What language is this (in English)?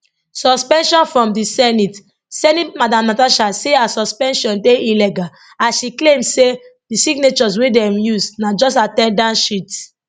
Nigerian Pidgin